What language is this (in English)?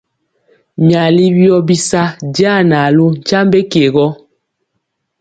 Mpiemo